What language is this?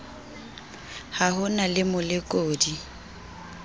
Southern Sotho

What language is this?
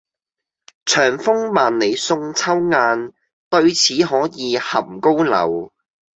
Cantonese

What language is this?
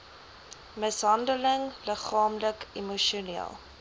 Afrikaans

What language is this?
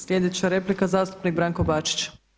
Croatian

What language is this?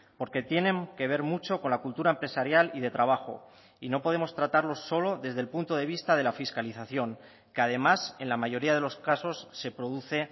Spanish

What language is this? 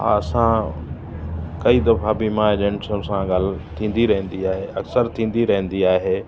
Sindhi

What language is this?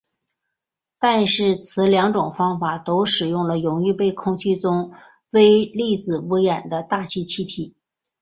Chinese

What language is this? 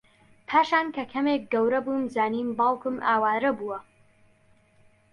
Central Kurdish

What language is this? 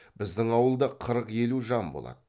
Kazakh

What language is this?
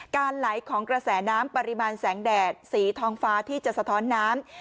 Thai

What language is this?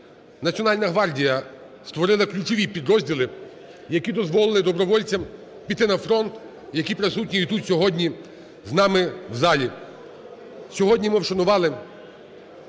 Ukrainian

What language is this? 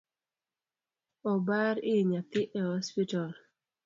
Luo (Kenya and Tanzania)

